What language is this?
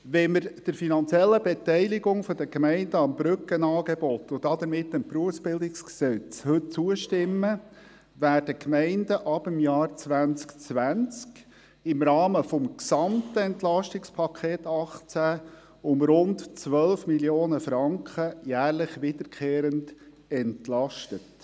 Swiss German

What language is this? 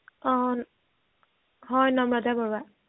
Assamese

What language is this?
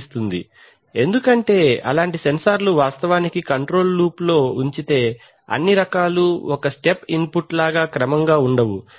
Telugu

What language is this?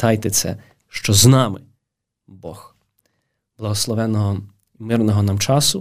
Ukrainian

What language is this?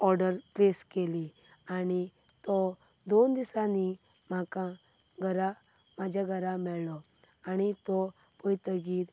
Konkani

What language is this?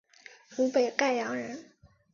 Chinese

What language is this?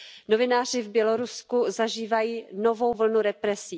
Czech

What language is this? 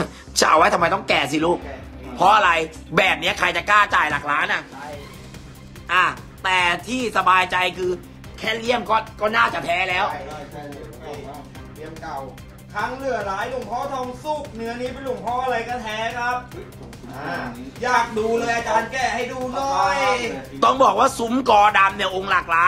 Thai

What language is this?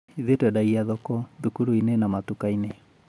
Kikuyu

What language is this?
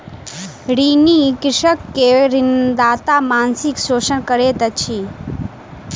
Maithili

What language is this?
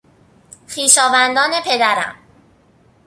Persian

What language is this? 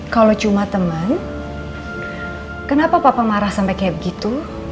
Indonesian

